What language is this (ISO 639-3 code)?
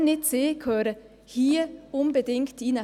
gsw